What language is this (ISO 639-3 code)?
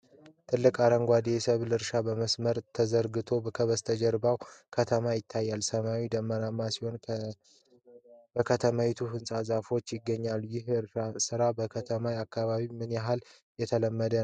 amh